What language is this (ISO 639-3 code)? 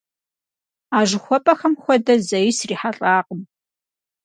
kbd